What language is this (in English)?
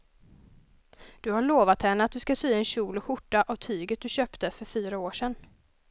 Swedish